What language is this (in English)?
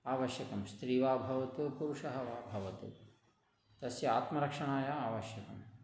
Sanskrit